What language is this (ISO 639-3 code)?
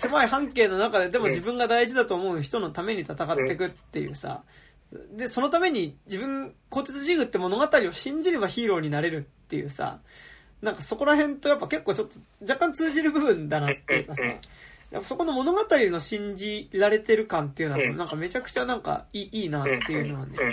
jpn